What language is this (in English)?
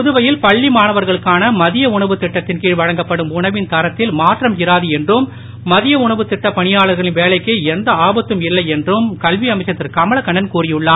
Tamil